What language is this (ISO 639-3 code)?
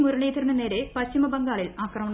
mal